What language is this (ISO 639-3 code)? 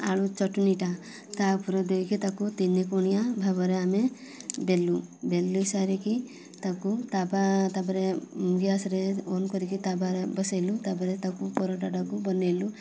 ori